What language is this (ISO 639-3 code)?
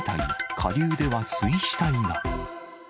jpn